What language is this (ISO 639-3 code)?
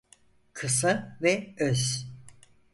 tur